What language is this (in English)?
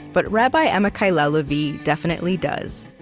English